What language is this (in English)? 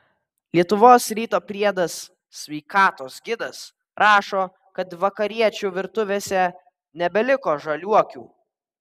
Lithuanian